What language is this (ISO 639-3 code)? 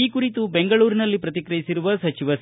kan